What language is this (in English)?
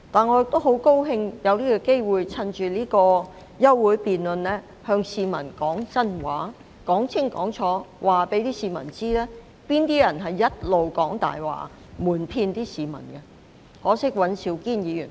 Cantonese